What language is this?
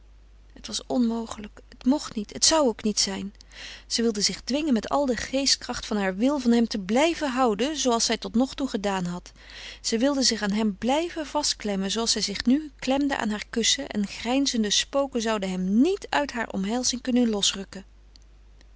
Dutch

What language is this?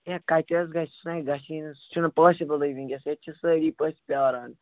Kashmiri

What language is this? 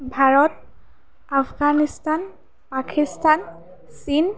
Assamese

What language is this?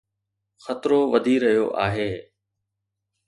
Sindhi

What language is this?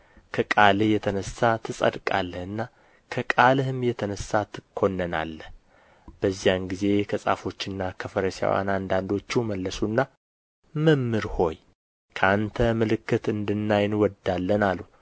Amharic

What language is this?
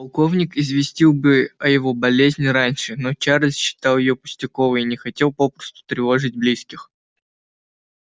Russian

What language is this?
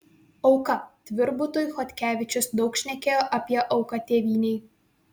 Lithuanian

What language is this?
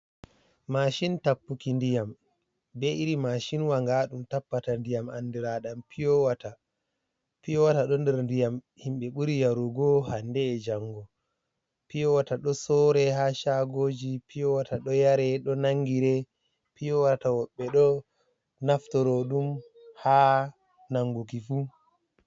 Fula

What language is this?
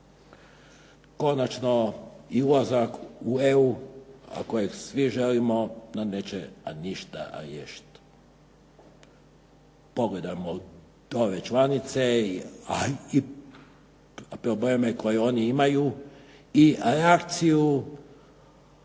Croatian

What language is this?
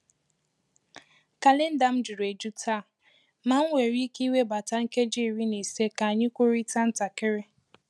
Igbo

